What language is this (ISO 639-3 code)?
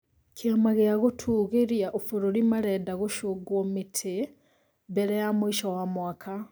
kik